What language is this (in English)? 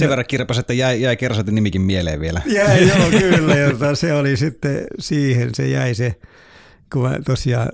Finnish